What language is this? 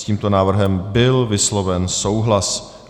Czech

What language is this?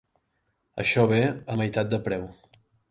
Catalan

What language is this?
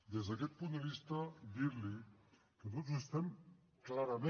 Catalan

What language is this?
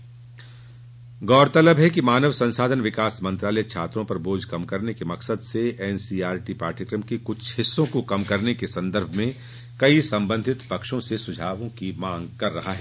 Hindi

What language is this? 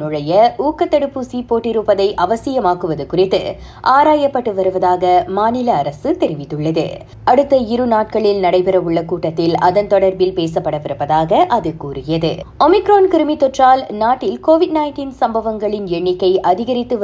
Tamil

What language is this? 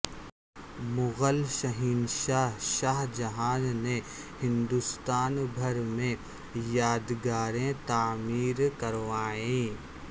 Urdu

